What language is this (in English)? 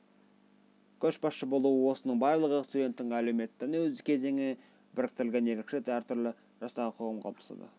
Kazakh